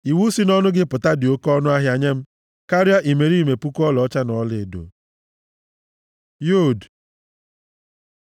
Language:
Igbo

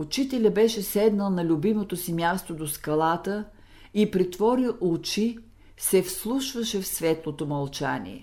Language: Bulgarian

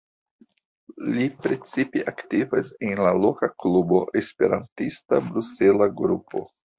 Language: Esperanto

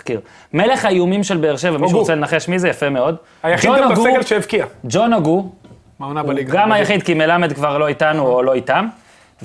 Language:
Hebrew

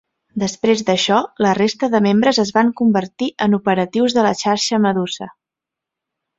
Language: Catalan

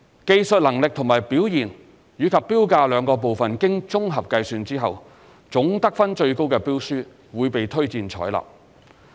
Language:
Cantonese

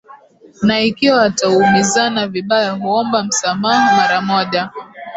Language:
Swahili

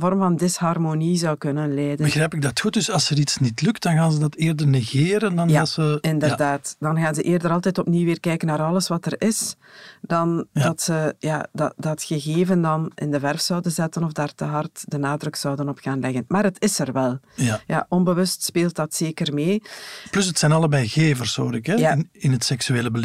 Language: Dutch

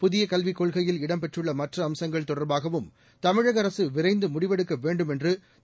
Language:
Tamil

